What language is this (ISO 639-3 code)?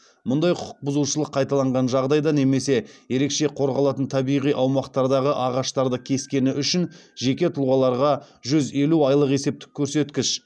kaz